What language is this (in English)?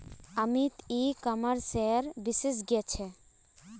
Magahi